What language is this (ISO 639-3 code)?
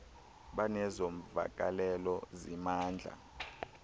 xho